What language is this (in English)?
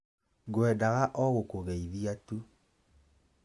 Kikuyu